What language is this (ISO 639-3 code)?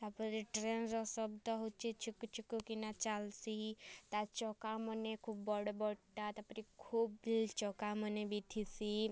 ori